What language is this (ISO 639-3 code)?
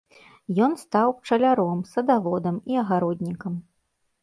bel